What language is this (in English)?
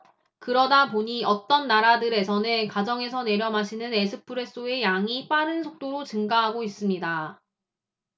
Korean